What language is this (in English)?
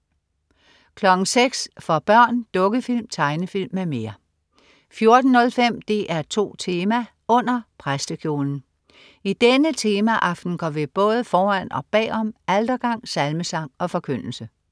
Danish